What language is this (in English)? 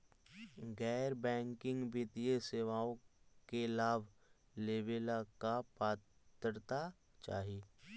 Magahi